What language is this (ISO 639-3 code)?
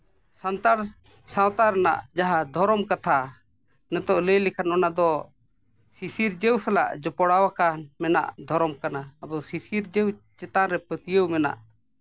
sat